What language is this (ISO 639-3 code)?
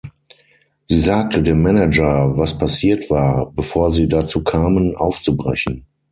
deu